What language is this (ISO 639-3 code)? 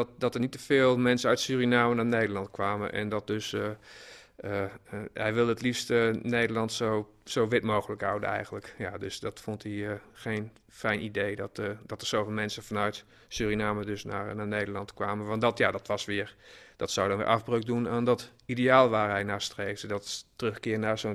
nld